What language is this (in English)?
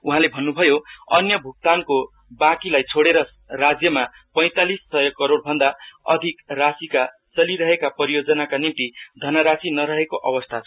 Nepali